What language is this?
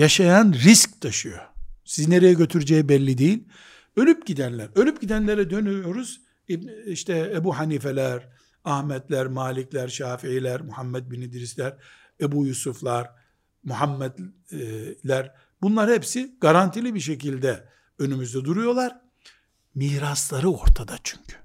Turkish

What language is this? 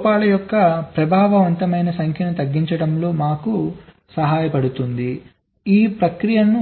Telugu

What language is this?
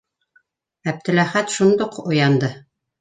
Bashkir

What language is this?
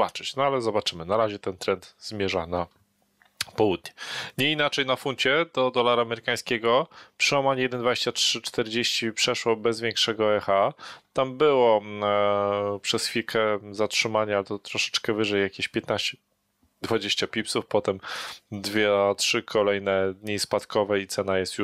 Polish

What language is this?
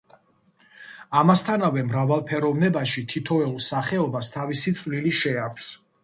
Georgian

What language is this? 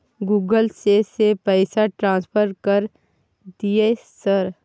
Maithili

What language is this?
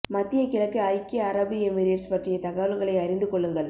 Tamil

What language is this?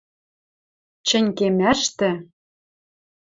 Western Mari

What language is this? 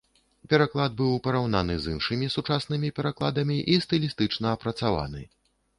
Belarusian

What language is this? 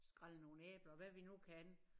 Danish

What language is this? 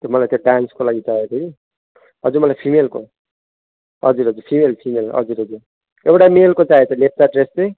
Nepali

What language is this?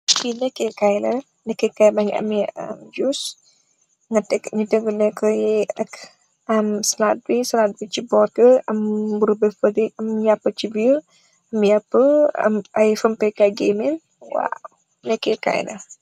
Wolof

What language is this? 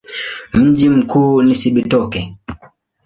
Swahili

